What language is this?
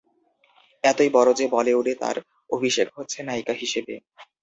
Bangla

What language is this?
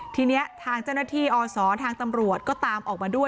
Thai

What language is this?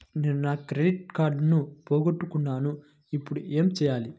Telugu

